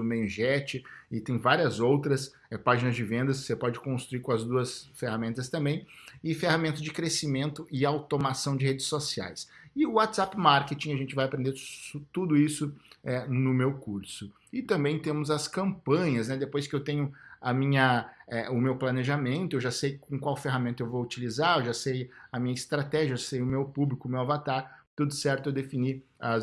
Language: Portuguese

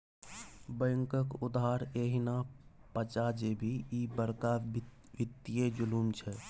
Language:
Maithili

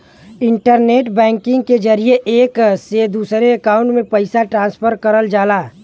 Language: Bhojpuri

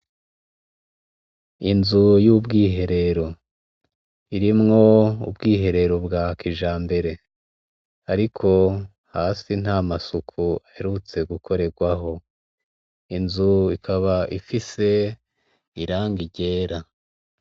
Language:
Rundi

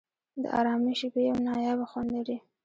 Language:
Pashto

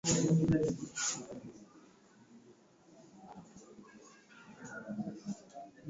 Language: Swahili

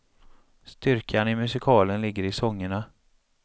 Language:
Swedish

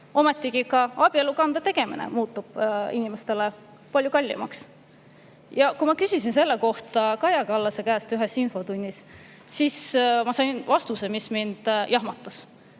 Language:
Estonian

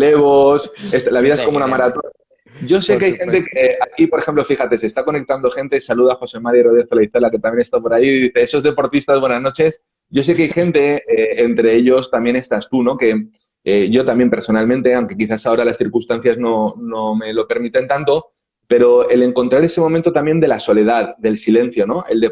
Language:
Spanish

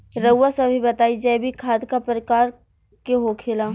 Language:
Bhojpuri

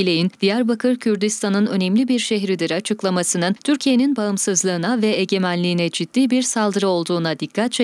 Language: Turkish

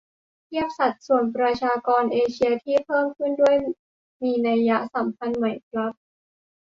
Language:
Thai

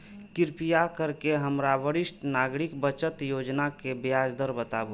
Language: Maithili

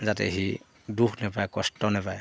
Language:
Assamese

